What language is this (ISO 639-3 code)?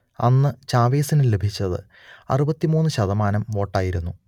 mal